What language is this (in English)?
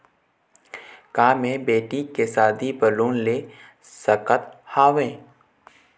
Chhattisgarhi